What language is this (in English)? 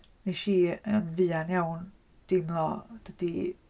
Welsh